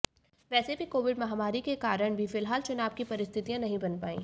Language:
Hindi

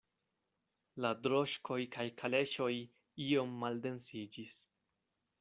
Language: Esperanto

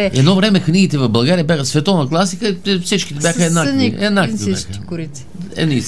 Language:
Bulgarian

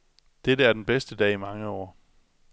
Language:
Danish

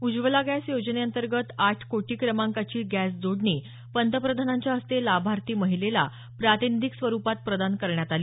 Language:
Marathi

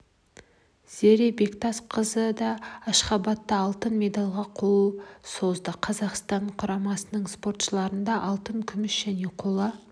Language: Kazakh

